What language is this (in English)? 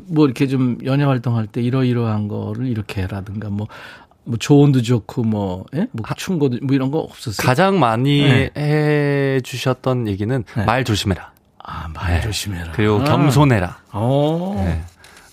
Korean